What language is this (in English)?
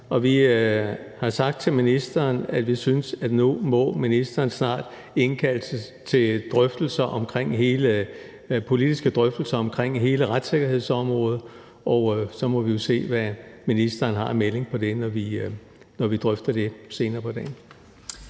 Danish